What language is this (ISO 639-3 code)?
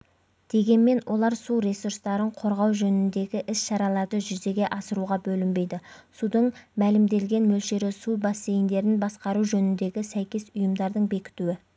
kaz